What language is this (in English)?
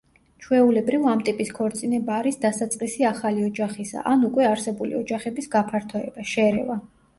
Georgian